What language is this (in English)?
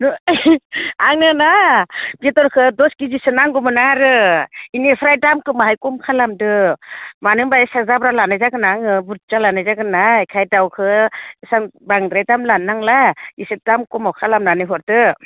Bodo